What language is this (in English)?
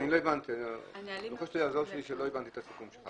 Hebrew